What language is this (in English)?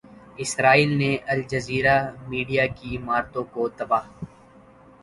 Urdu